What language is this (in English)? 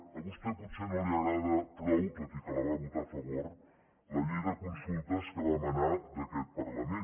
Catalan